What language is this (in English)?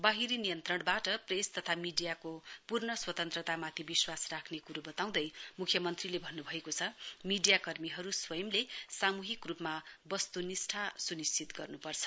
Nepali